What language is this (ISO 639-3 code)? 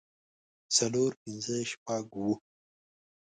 pus